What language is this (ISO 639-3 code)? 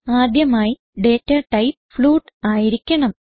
mal